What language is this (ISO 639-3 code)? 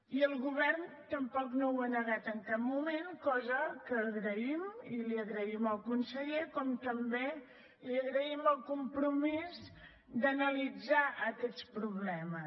cat